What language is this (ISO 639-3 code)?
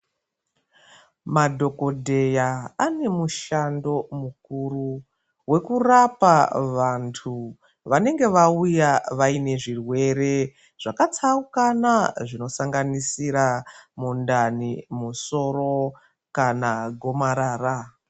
ndc